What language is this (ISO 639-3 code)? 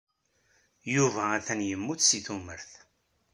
kab